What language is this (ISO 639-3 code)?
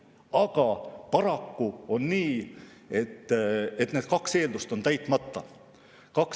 est